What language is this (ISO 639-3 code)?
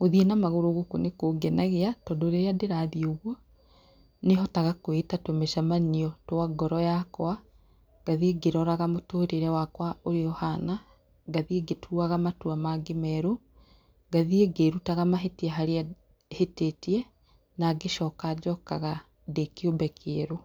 kik